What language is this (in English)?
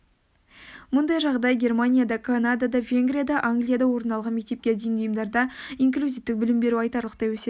Kazakh